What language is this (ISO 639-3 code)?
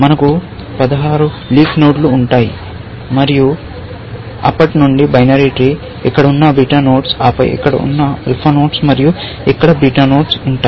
tel